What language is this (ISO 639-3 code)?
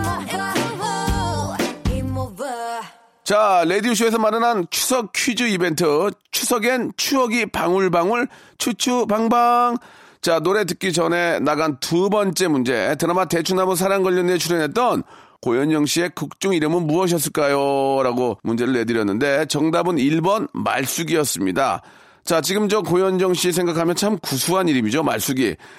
kor